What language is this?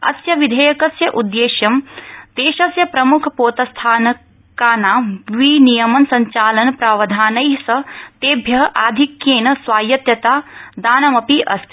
Sanskrit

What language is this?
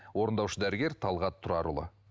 Kazakh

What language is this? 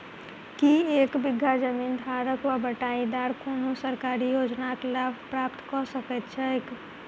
Maithili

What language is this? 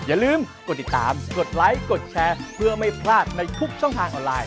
Thai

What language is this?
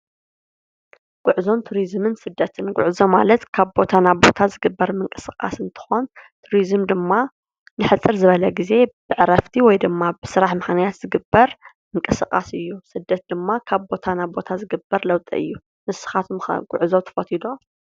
Tigrinya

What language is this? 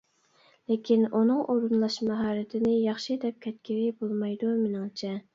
Uyghur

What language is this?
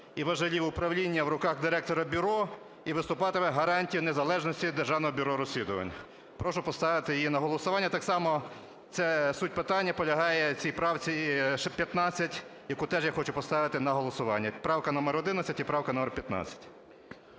Ukrainian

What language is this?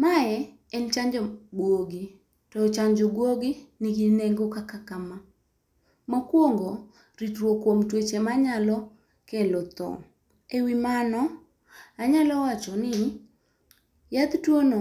Luo (Kenya and Tanzania)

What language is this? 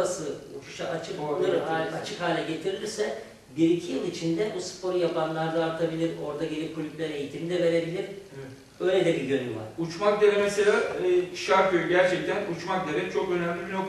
Turkish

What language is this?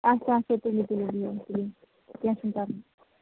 Kashmiri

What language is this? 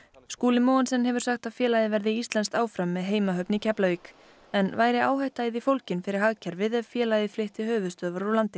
Icelandic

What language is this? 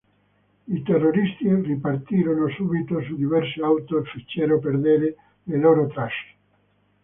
Italian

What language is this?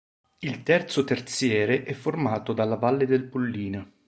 Italian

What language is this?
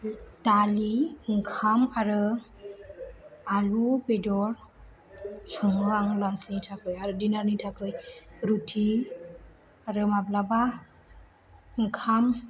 Bodo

